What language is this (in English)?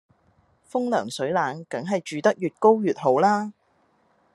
Cantonese